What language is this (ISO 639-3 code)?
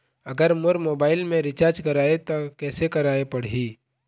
hne